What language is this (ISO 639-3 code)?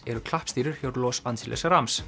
isl